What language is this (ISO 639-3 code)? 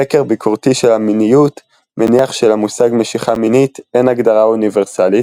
heb